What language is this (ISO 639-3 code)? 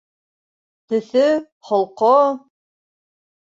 bak